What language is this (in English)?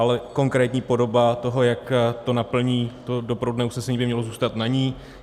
Czech